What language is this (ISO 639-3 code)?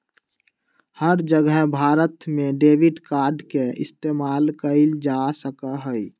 mag